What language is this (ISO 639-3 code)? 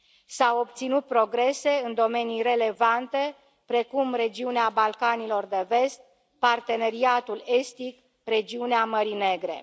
ron